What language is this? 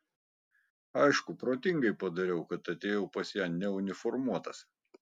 Lithuanian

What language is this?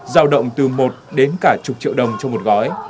Vietnamese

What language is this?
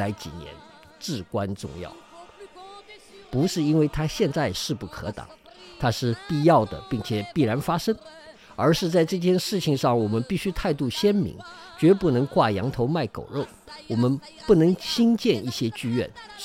Chinese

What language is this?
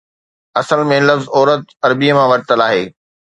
Sindhi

